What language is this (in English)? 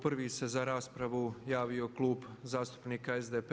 Croatian